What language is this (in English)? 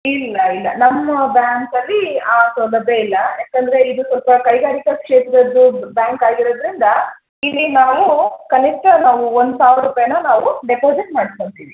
Kannada